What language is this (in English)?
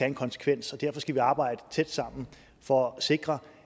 Danish